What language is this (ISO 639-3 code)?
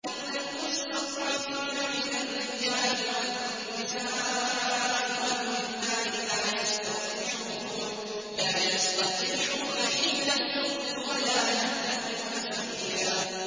ara